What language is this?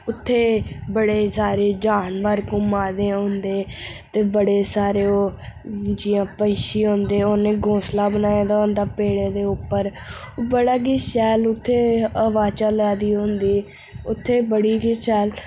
Dogri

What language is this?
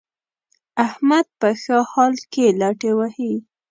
Pashto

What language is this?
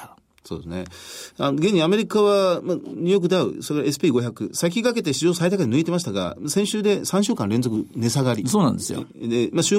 Japanese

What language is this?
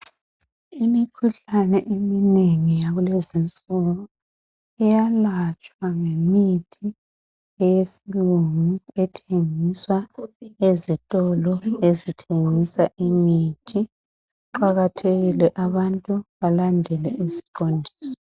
North Ndebele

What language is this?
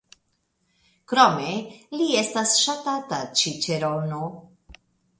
Esperanto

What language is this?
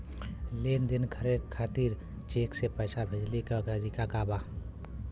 Bhojpuri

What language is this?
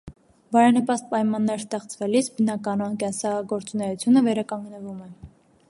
Armenian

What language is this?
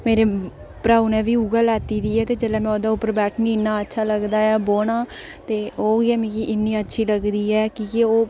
Dogri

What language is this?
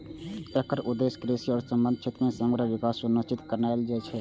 Maithili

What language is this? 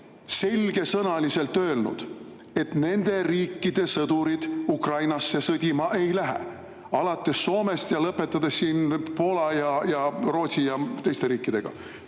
Estonian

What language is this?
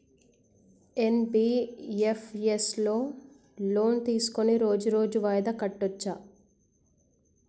Telugu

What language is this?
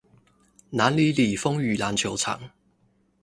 Chinese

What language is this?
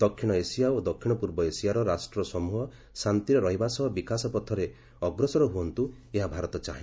Odia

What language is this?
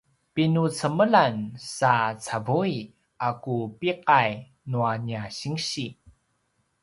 Paiwan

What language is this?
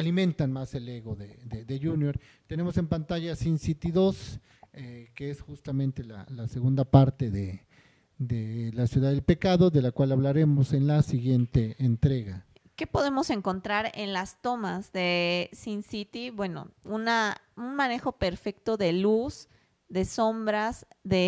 Spanish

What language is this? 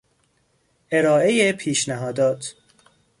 Persian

